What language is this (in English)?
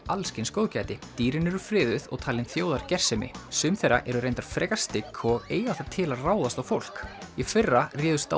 Icelandic